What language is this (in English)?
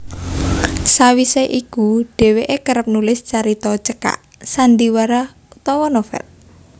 Javanese